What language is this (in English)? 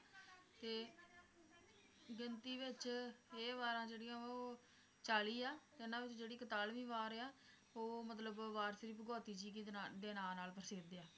Punjabi